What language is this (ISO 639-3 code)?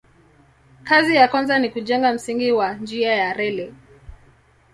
swa